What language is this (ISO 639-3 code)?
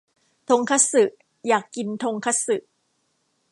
tha